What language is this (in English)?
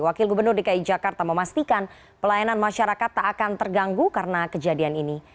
Indonesian